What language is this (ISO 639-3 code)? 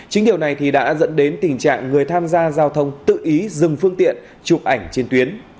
vie